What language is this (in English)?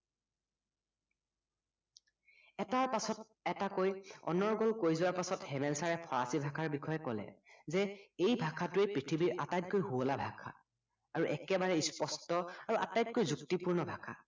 Assamese